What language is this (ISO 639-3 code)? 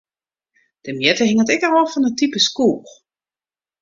fry